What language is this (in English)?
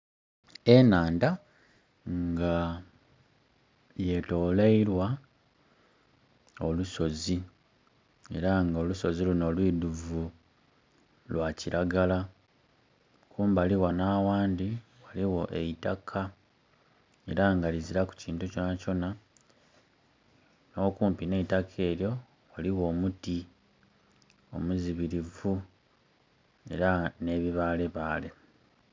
Soga